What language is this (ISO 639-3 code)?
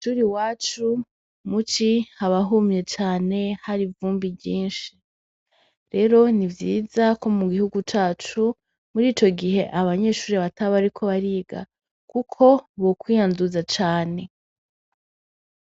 run